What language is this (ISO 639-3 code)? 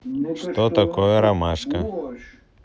rus